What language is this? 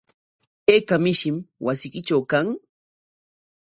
Corongo Ancash Quechua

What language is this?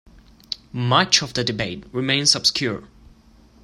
English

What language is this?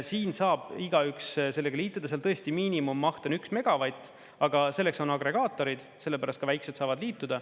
Estonian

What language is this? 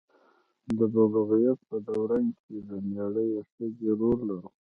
Pashto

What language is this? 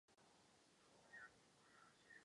Czech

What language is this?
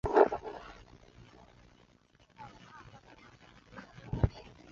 Chinese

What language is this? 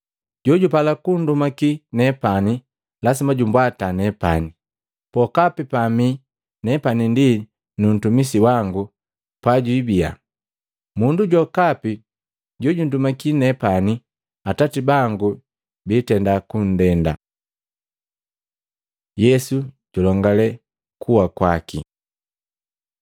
Matengo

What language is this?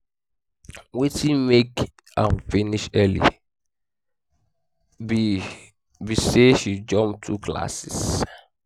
Nigerian Pidgin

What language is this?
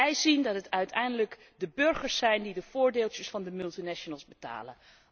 Dutch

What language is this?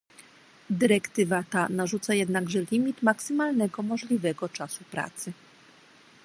Polish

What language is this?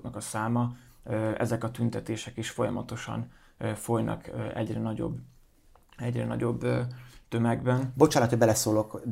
Hungarian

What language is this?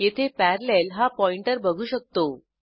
Marathi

